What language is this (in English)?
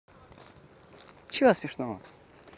Russian